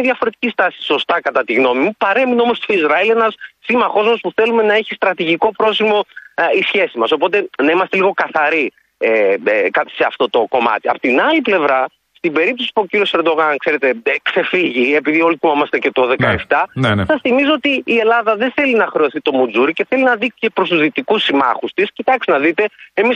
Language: Greek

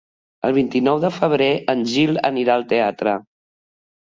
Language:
Catalan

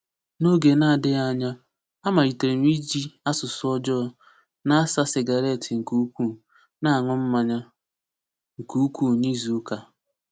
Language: Igbo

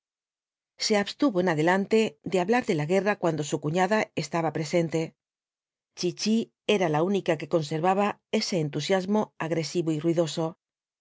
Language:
Spanish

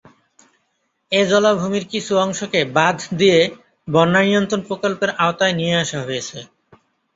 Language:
Bangla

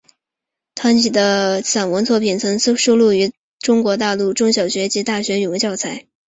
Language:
Chinese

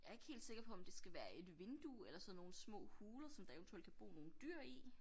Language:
Danish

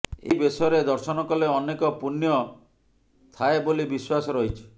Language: Odia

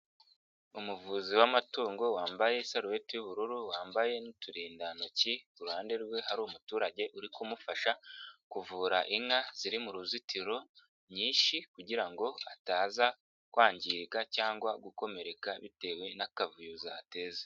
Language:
Kinyarwanda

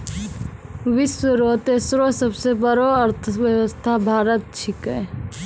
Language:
Maithili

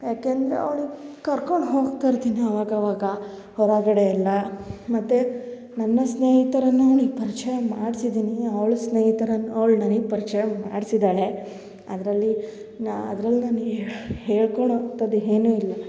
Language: Kannada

